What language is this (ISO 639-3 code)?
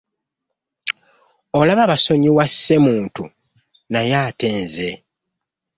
lug